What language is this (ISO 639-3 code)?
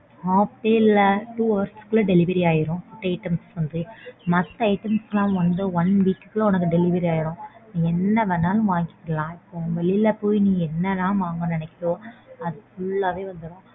tam